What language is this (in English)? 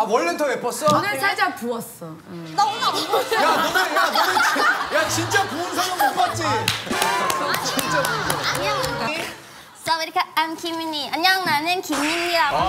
Korean